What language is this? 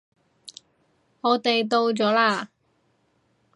Cantonese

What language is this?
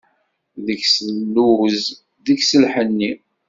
Kabyle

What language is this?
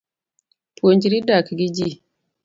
Luo (Kenya and Tanzania)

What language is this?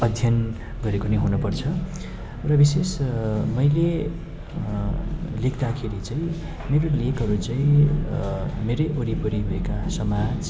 Nepali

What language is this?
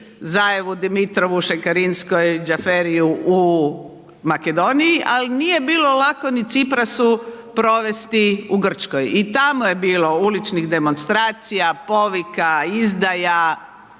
Croatian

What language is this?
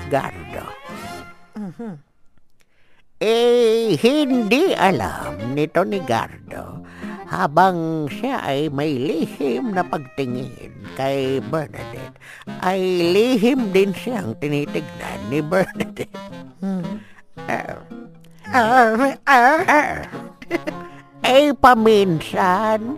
Filipino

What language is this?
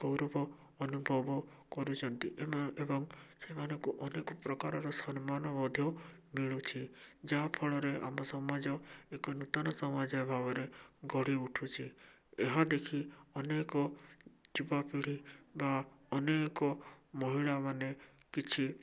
Odia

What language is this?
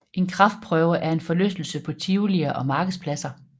Danish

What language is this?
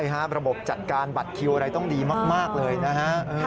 Thai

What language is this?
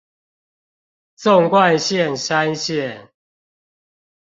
Chinese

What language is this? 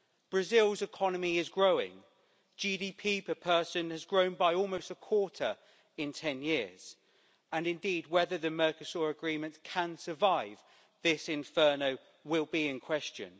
English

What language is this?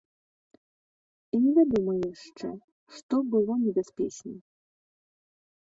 Belarusian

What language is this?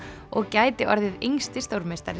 Icelandic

